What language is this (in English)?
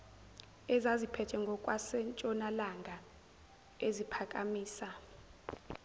Zulu